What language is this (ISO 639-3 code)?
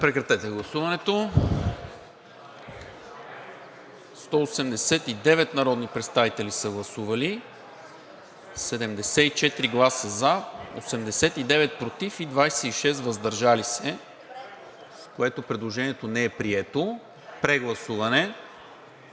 bul